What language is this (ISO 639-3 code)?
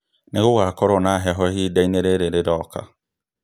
kik